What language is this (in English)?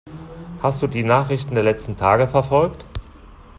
German